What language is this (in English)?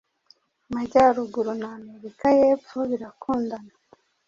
Kinyarwanda